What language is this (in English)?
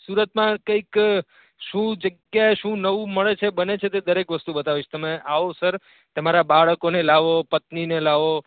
Gujarati